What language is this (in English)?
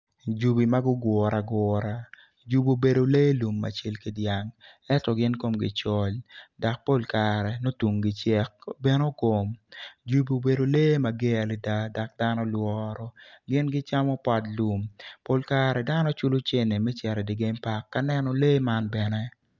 Acoli